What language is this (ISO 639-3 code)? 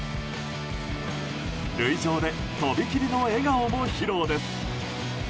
jpn